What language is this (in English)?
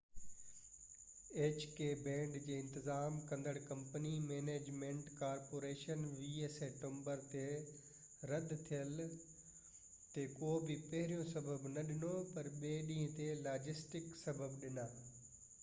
Sindhi